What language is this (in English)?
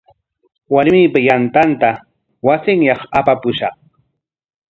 Corongo Ancash Quechua